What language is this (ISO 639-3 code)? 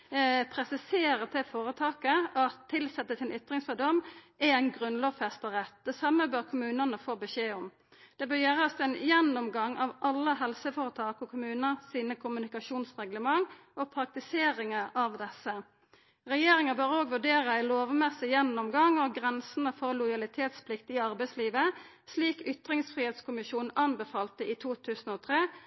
nno